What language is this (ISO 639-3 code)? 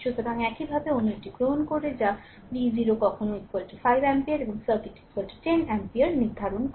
ben